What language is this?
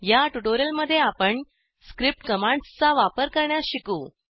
Marathi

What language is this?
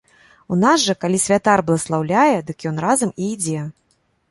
Belarusian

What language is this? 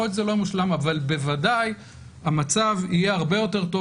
Hebrew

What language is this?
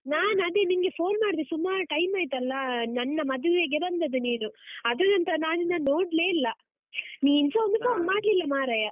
Kannada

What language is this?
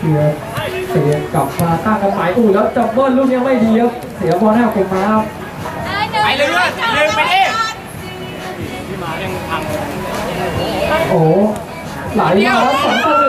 Thai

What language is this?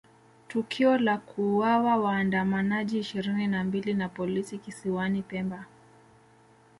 Swahili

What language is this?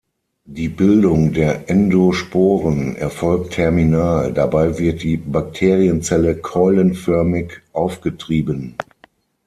German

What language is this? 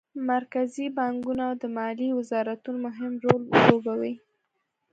Pashto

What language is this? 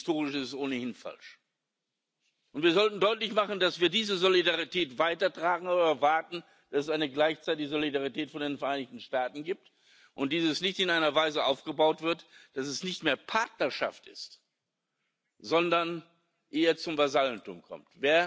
German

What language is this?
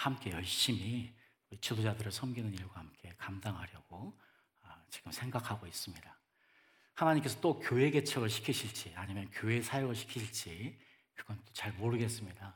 Korean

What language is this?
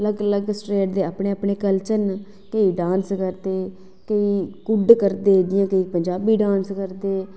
Dogri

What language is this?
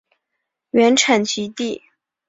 Chinese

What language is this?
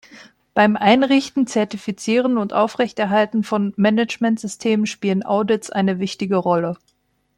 German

